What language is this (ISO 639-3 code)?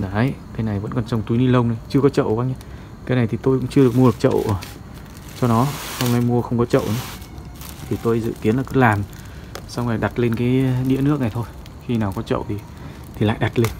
vie